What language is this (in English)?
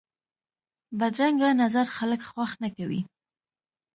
Pashto